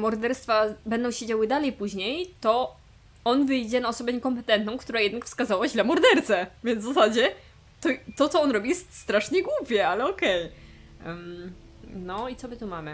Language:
Polish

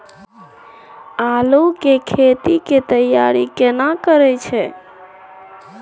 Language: Maithili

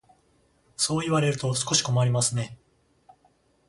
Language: Japanese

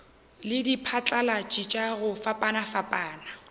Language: Northern Sotho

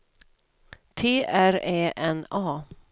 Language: Swedish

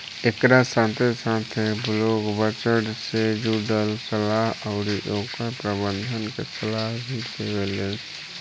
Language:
Bhojpuri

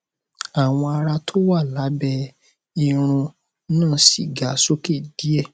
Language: Yoruba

